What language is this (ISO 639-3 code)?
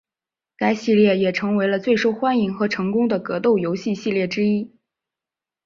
zho